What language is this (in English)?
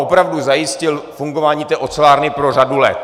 Czech